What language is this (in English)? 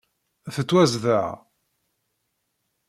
Kabyle